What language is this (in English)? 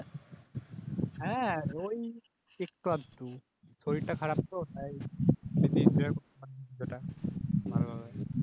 Bangla